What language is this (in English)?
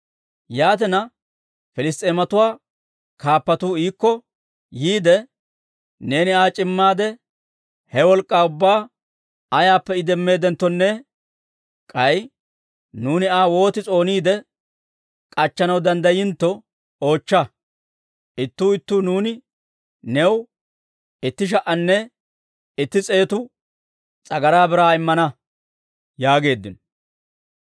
Dawro